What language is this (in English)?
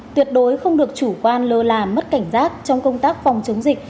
Vietnamese